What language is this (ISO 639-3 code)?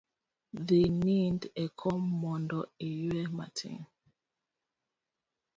luo